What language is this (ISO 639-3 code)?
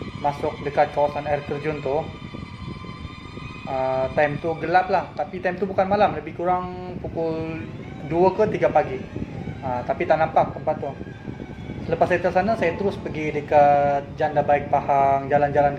msa